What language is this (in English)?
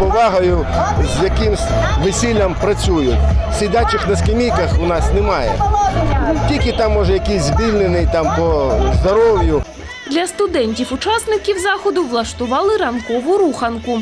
Ukrainian